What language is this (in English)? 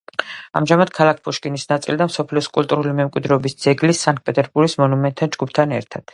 Georgian